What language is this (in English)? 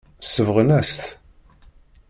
Kabyle